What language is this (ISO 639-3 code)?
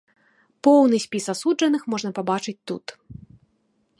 bel